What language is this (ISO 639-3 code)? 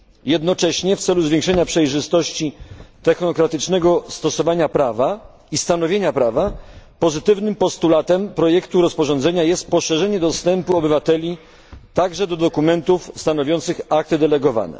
pol